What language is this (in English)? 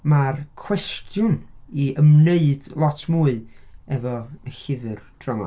Welsh